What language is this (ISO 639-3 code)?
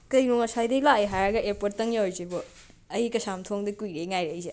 mni